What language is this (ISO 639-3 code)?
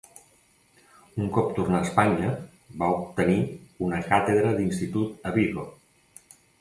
cat